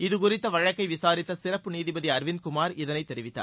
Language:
Tamil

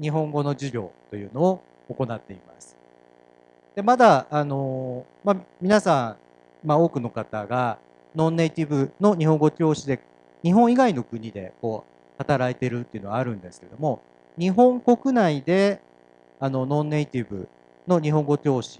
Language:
Japanese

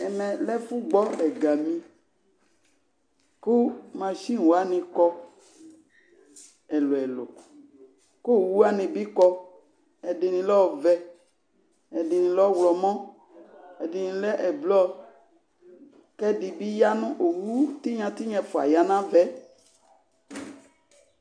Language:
Ikposo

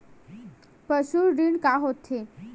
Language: Chhattisgarhi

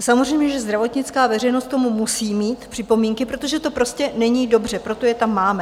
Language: Czech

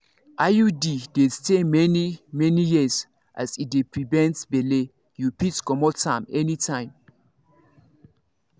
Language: Nigerian Pidgin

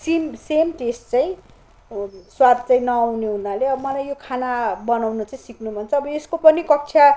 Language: Nepali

